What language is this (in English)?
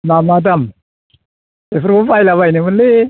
Bodo